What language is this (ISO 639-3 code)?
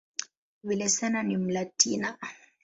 swa